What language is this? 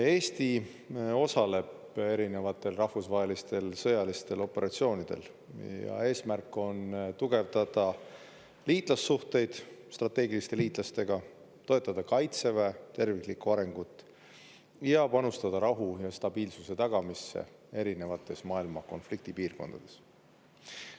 Estonian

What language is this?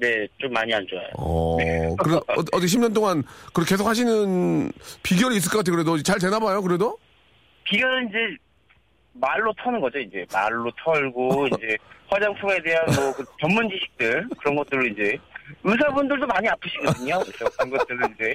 Korean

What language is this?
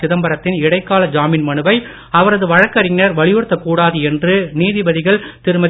Tamil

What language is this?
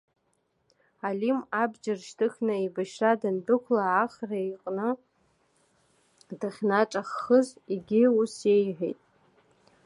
Abkhazian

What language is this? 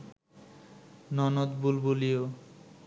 Bangla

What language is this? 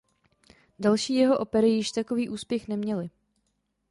Czech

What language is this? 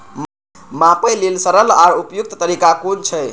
Maithili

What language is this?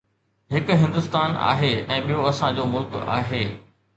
Sindhi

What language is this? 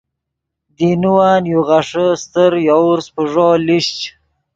Yidgha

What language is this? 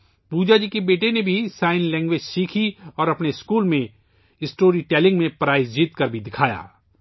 Urdu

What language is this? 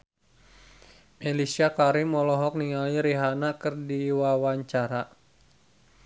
Sundanese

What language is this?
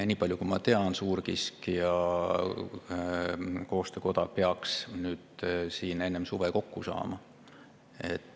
Estonian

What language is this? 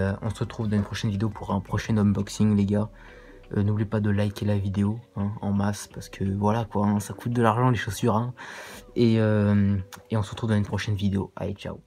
French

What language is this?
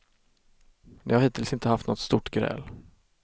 Swedish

